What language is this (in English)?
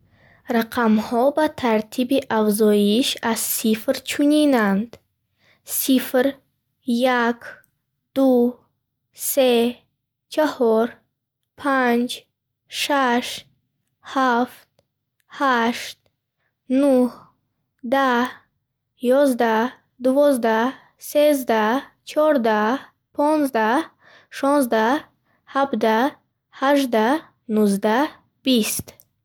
Bukharic